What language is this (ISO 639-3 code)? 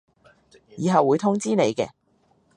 yue